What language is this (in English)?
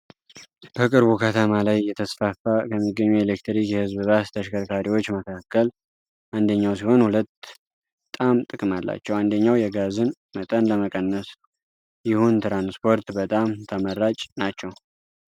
Amharic